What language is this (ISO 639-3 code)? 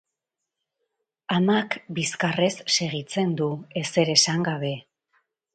eus